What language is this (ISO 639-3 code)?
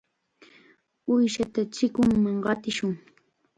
qxa